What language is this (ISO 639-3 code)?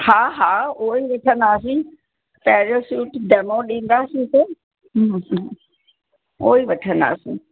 snd